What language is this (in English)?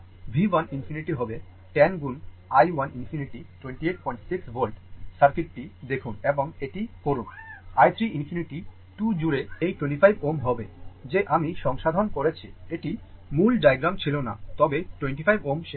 Bangla